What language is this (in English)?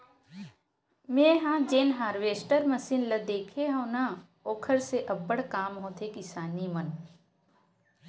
Chhattisgarhi